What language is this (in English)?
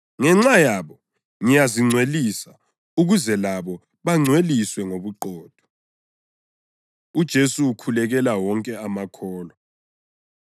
North Ndebele